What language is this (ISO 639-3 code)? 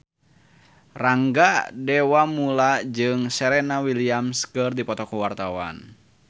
sun